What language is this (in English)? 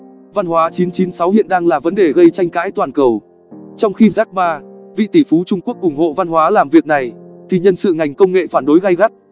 Vietnamese